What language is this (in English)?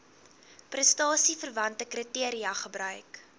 Afrikaans